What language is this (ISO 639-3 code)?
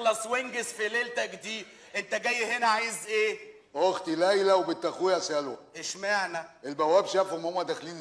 ara